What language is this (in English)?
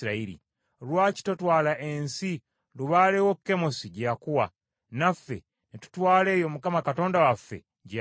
Ganda